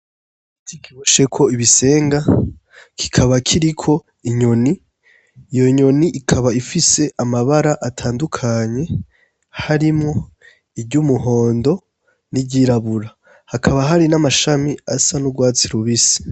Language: Rundi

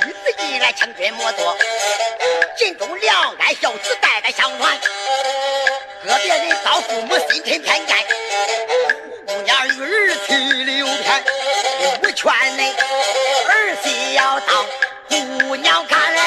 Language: Chinese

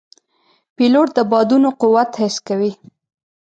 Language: Pashto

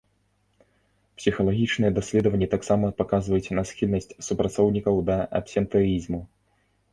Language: Belarusian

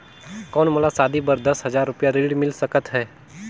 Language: Chhattisgarhi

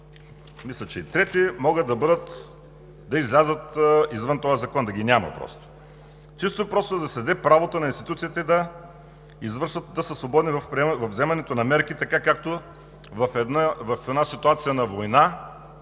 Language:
Bulgarian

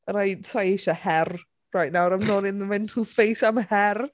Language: Welsh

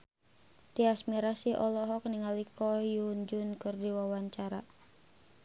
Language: Sundanese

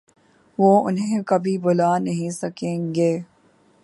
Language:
Urdu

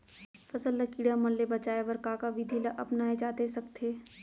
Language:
Chhattisgarhi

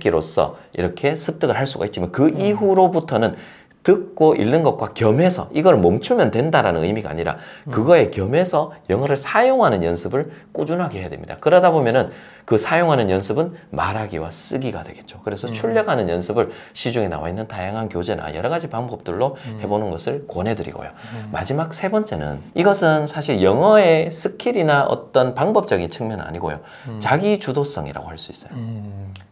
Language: Korean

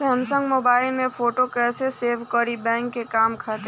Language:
Bhojpuri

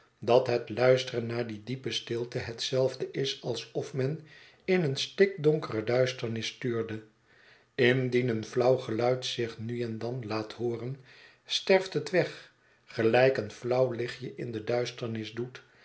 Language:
Dutch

